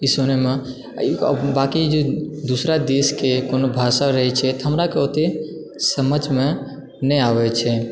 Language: Maithili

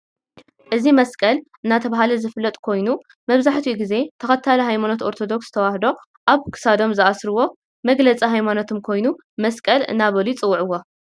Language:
Tigrinya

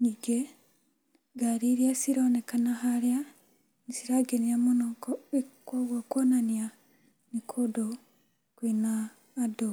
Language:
Kikuyu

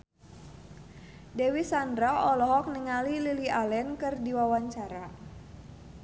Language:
Sundanese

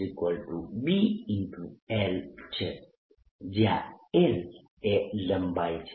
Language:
Gujarati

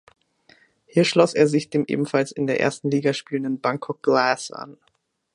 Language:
German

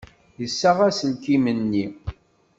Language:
Kabyle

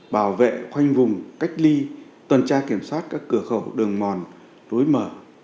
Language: Vietnamese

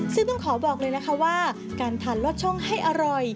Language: Thai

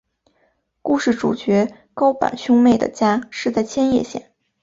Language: Chinese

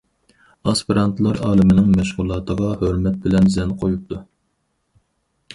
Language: Uyghur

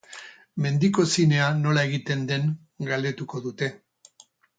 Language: Basque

